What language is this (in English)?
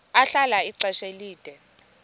Xhosa